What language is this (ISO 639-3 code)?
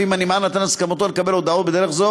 heb